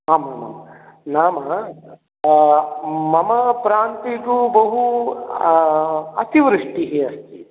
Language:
Sanskrit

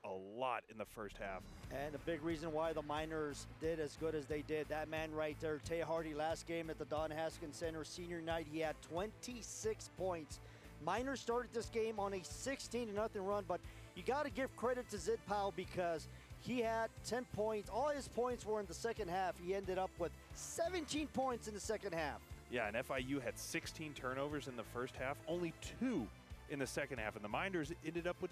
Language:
English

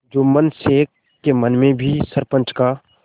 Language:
Hindi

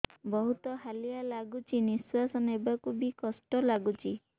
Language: Odia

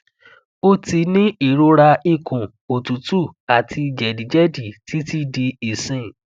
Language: Yoruba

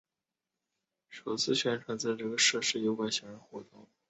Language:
Chinese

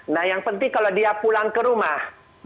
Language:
Indonesian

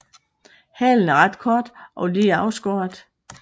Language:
Danish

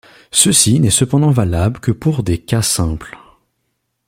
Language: French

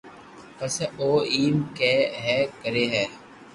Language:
Loarki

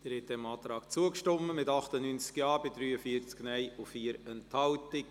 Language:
Swiss German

